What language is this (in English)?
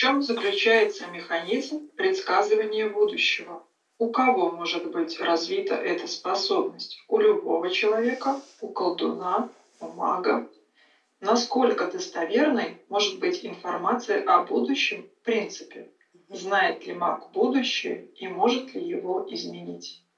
Russian